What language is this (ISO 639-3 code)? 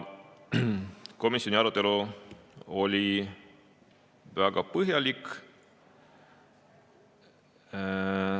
est